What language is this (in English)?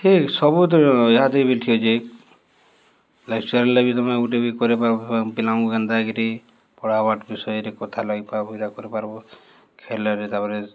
Odia